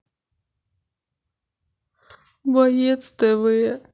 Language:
Russian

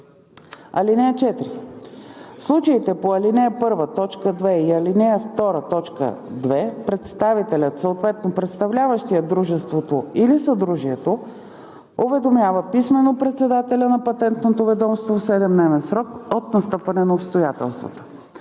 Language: Bulgarian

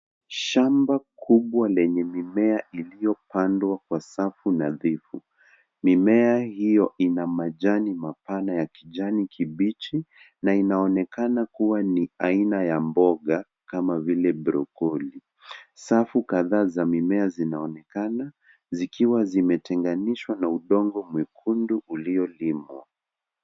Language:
Swahili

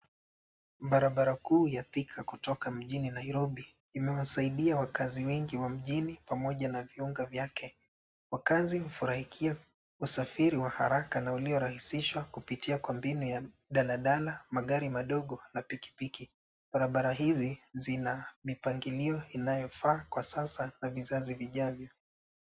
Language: Swahili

